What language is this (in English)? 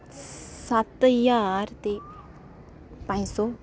Dogri